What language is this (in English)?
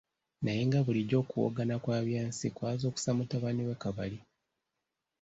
Ganda